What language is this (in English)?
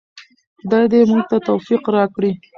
Pashto